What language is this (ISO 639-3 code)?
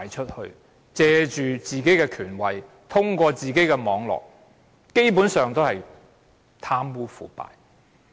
yue